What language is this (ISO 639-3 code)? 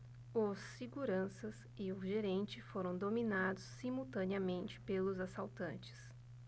por